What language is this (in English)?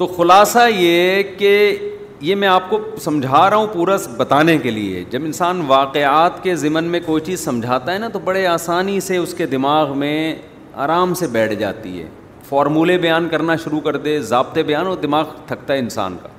Urdu